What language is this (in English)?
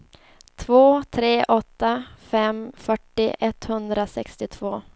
Swedish